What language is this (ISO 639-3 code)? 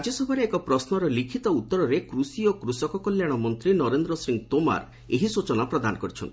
ori